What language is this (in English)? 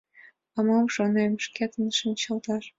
Mari